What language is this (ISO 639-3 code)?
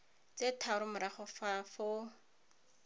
tsn